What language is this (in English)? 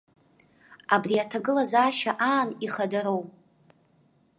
Abkhazian